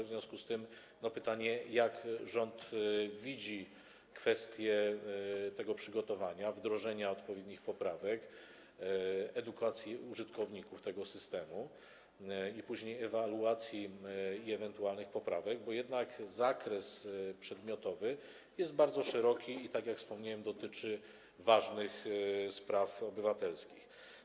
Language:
Polish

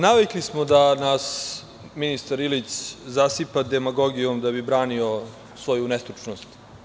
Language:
Serbian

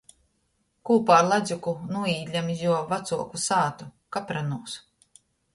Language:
Latgalian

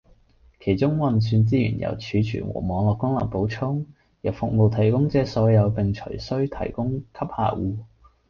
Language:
Cantonese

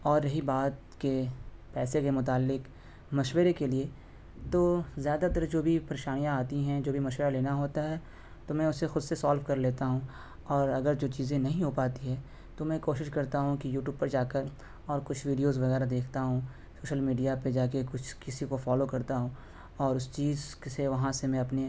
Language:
Urdu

